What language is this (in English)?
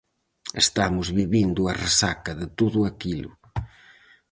Galician